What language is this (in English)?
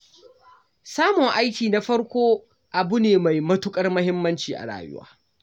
Hausa